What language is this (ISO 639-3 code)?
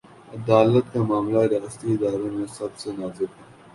urd